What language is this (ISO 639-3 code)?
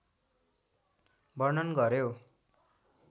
nep